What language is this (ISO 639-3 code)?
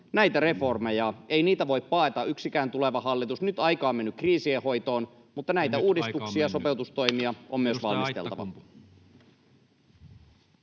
fin